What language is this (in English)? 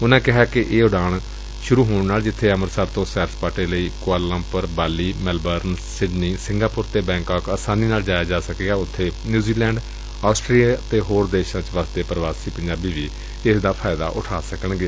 Punjabi